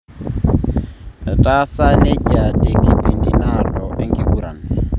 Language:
Masai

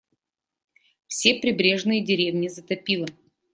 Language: Russian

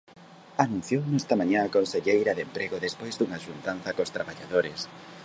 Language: Galician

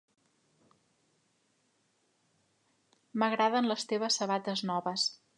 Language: Catalan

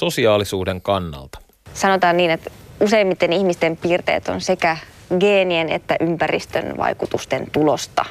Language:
Finnish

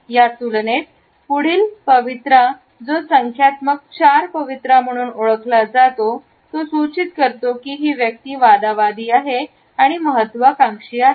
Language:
Marathi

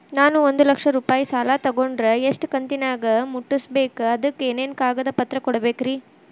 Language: Kannada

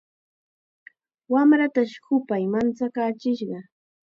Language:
Chiquián Ancash Quechua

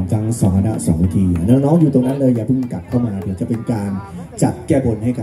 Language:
Thai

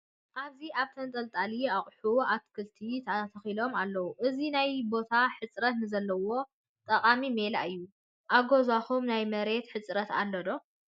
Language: Tigrinya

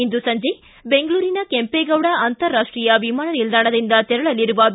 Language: Kannada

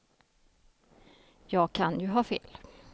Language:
Swedish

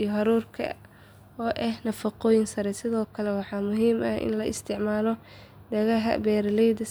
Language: Somali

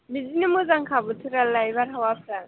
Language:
Bodo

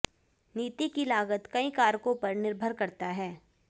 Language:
Hindi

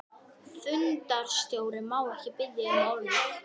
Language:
Icelandic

